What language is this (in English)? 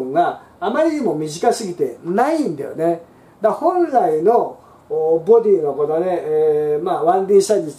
Japanese